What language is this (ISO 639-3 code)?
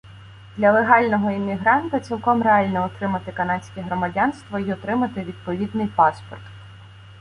ukr